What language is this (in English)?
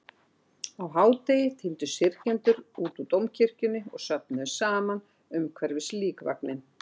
Icelandic